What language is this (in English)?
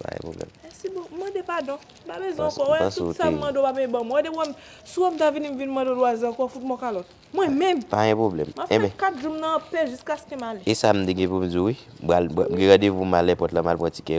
French